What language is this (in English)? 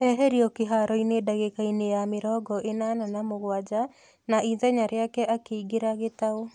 Kikuyu